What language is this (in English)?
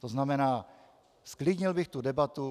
Czech